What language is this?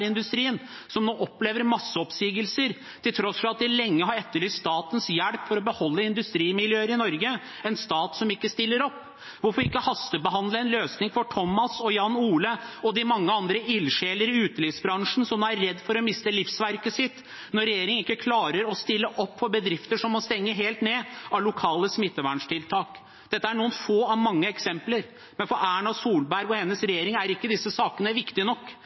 Norwegian Bokmål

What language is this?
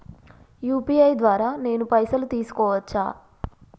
Telugu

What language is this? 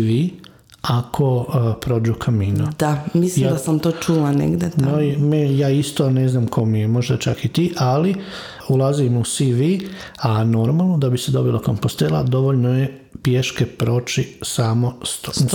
Croatian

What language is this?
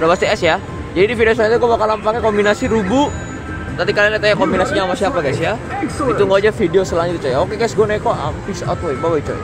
Indonesian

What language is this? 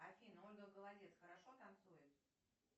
Russian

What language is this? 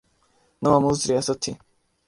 Urdu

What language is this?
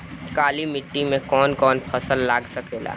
Bhojpuri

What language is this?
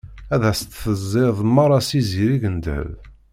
Kabyle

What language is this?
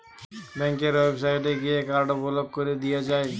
Bangla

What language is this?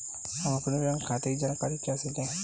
Hindi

